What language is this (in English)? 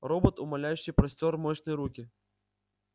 Russian